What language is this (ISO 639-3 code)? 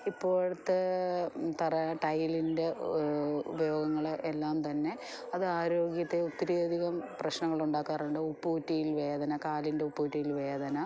mal